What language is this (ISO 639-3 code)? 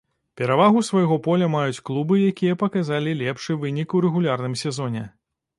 bel